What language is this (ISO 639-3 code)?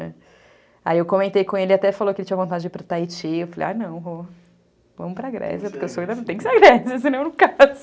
por